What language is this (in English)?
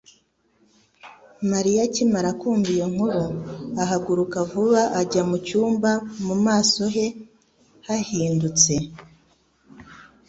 Kinyarwanda